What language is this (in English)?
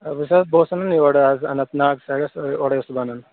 Kashmiri